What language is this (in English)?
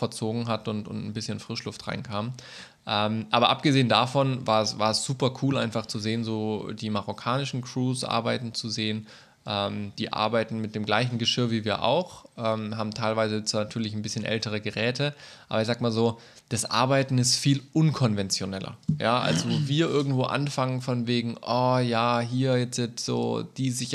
German